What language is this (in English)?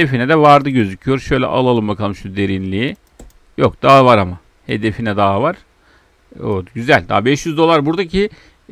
Turkish